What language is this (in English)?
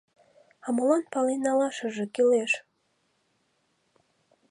Mari